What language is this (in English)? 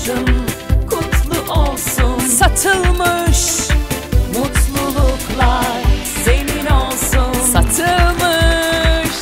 Turkish